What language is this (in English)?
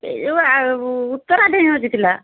Odia